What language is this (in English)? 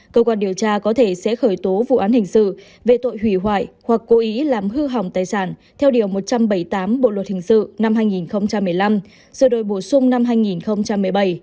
Vietnamese